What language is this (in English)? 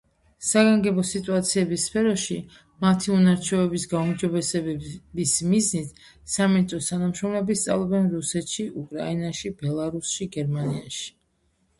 Georgian